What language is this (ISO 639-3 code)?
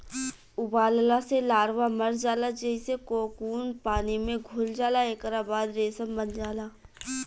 bho